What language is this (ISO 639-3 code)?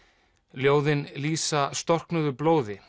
isl